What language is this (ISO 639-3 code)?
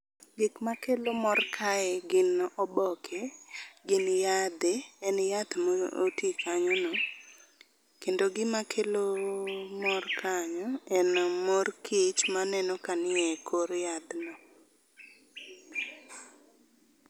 luo